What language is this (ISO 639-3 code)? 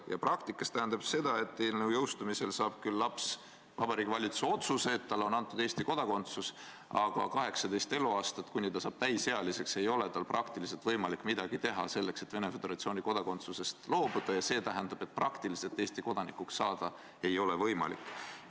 est